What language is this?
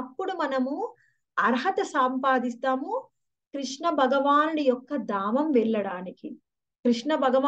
Hindi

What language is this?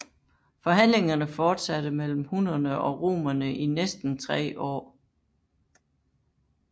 Danish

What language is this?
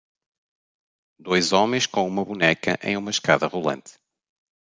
Portuguese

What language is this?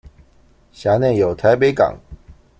Chinese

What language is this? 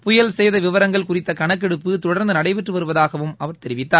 Tamil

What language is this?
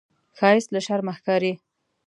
Pashto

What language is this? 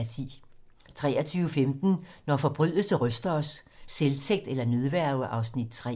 Danish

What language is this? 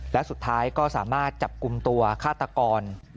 Thai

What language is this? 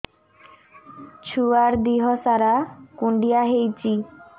Odia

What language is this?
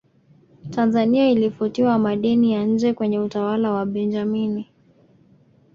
Swahili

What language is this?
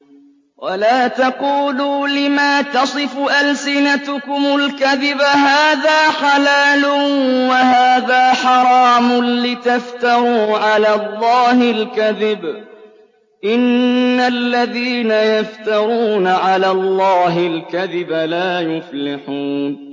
Arabic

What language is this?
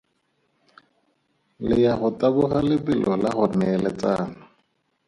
Tswana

